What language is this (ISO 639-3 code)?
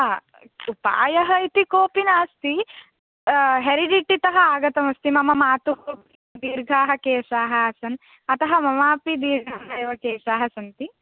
san